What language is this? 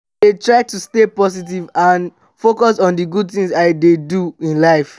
Nigerian Pidgin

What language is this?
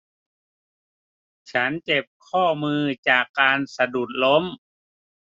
Thai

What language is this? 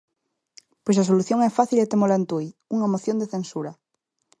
Galician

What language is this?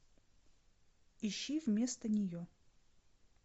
Russian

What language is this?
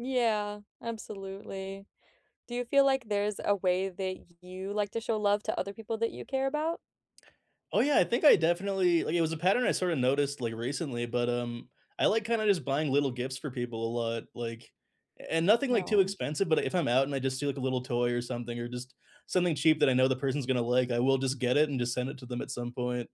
English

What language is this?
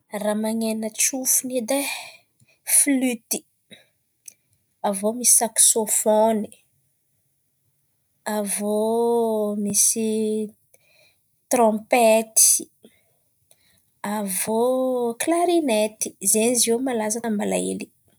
Antankarana Malagasy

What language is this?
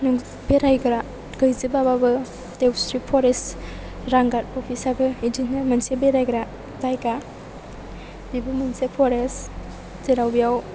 Bodo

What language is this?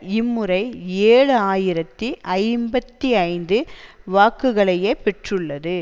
Tamil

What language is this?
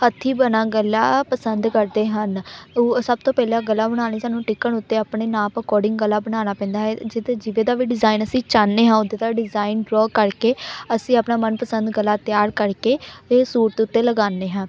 Punjabi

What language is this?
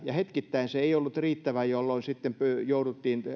Finnish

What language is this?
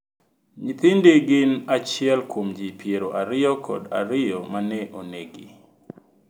Luo (Kenya and Tanzania)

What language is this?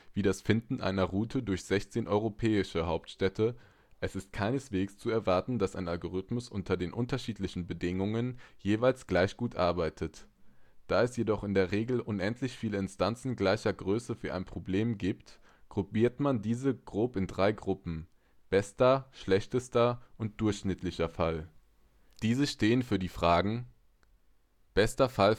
German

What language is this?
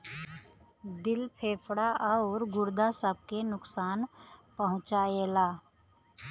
Bhojpuri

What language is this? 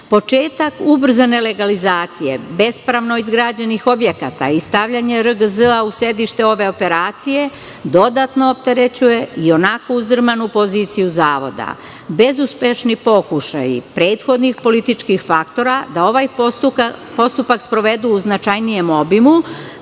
Serbian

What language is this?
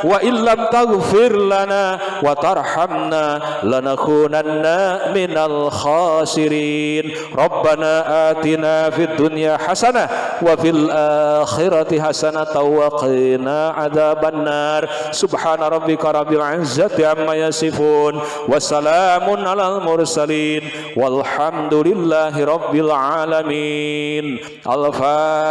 Indonesian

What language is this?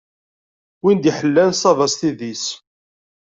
Kabyle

